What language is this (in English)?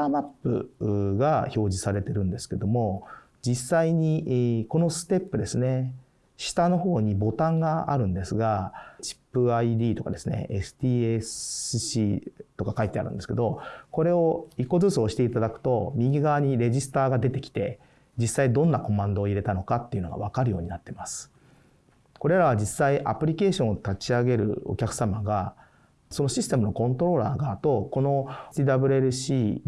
Japanese